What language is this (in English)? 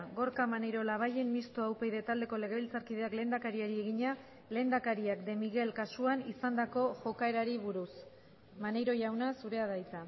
Basque